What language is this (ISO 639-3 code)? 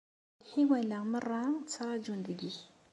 kab